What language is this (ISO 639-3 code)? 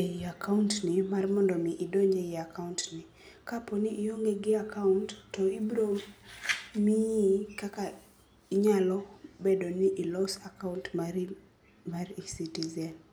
luo